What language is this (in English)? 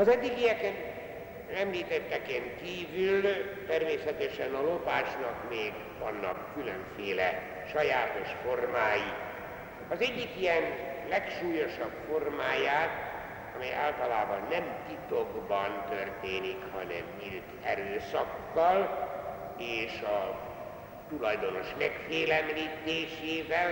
Hungarian